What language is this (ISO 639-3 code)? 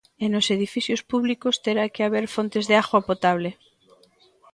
glg